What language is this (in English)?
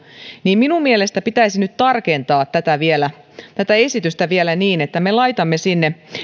Finnish